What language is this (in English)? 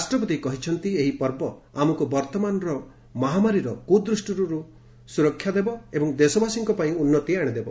Odia